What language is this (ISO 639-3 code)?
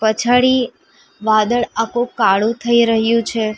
guj